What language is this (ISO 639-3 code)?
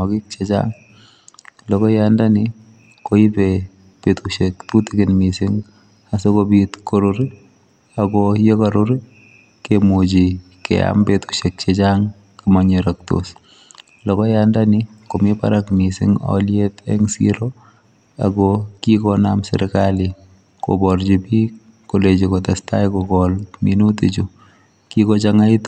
kln